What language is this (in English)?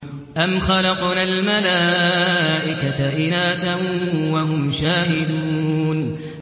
Arabic